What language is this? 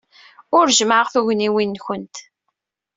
Kabyle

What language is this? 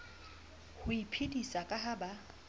Southern Sotho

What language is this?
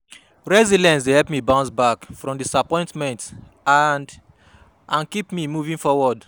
Nigerian Pidgin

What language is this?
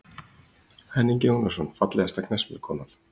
Icelandic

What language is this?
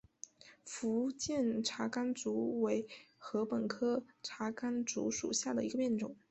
Chinese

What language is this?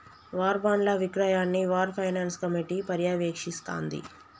Telugu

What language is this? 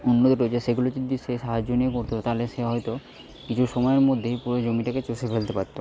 Bangla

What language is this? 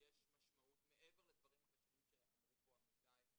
Hebrew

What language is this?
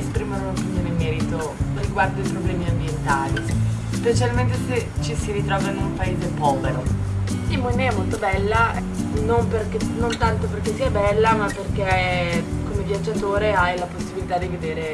Italian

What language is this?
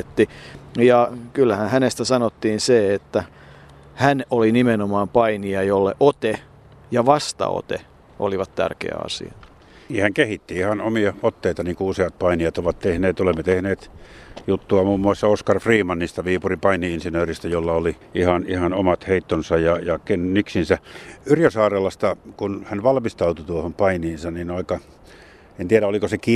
Finnish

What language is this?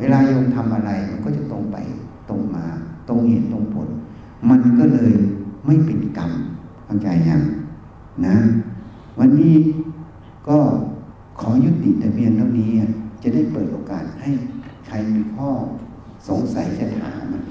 Thai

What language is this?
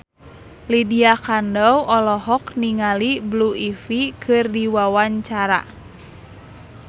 Sundanese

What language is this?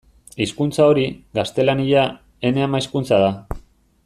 Basque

